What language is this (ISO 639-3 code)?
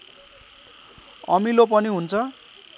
nep